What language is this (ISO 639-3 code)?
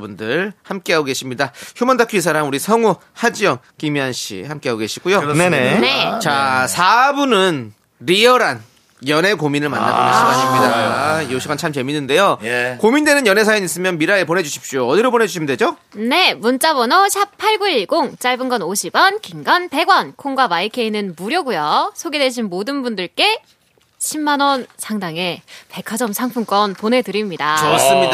kor